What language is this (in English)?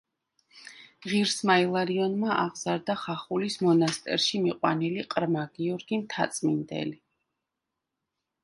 Georgian